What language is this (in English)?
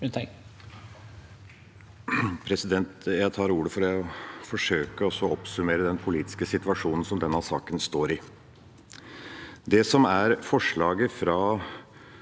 Norwegian